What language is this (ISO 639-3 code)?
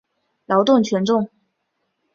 zho